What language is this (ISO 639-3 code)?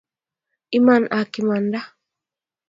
kln